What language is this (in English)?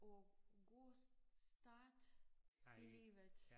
Danish